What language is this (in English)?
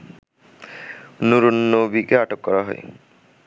Bangla